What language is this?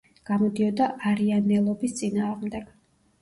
Georgian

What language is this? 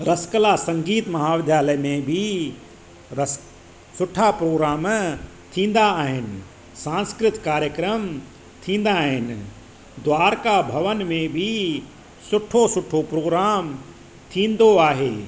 Sindhi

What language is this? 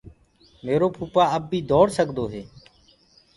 Gurgula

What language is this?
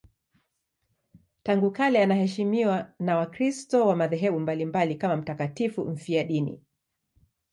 Swahili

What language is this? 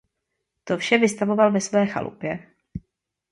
Czech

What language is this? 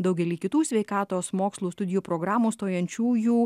Lithuanian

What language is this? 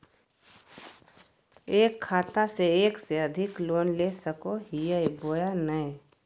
Magahi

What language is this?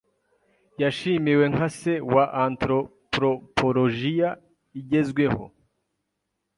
Kinyarwanda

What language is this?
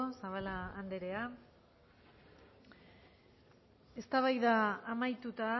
Basque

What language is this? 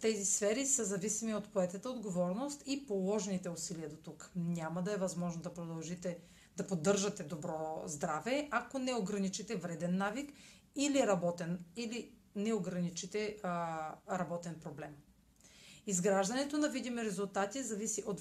Bulgarian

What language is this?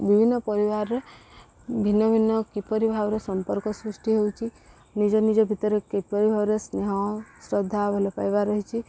Odia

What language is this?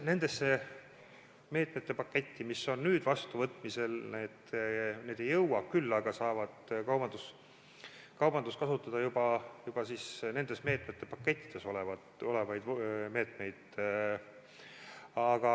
Estonian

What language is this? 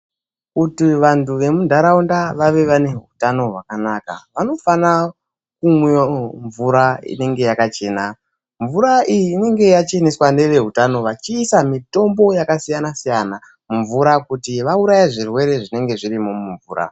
Ndau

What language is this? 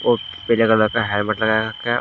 Hindi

